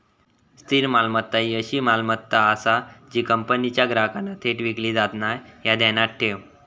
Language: Marathi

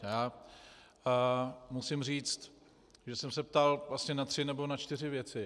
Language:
Czech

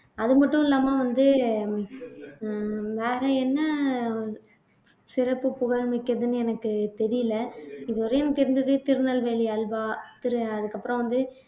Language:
Tamil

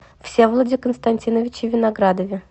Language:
Russian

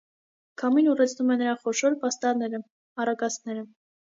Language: Armenian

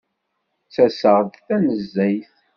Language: Kabyle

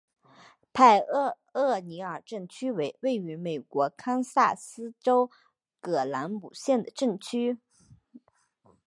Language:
Chinese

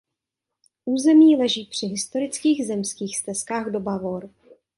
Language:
Czech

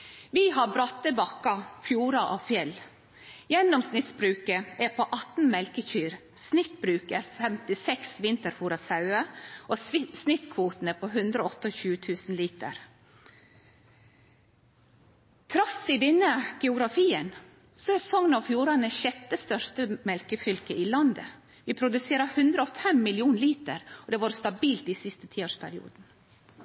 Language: Norwegian Nynorsk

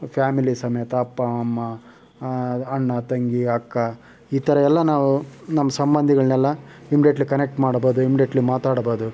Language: Kannada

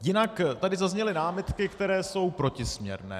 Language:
Czech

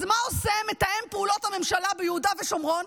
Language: Hebrew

